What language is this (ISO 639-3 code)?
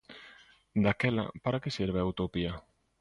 glg